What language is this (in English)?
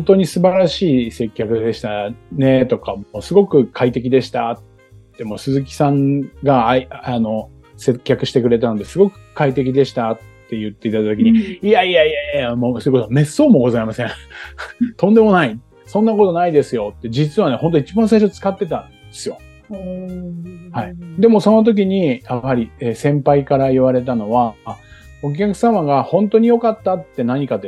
Japanese